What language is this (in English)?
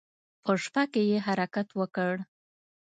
Pashto